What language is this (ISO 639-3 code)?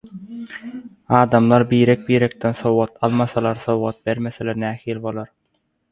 tuk